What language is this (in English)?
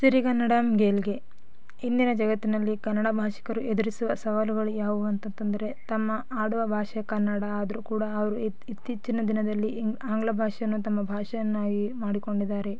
Kannada